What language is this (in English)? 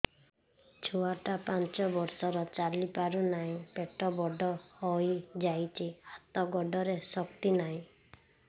Odia